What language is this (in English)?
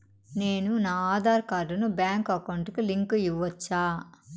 Telugu